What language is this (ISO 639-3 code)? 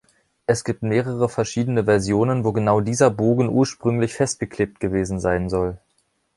deu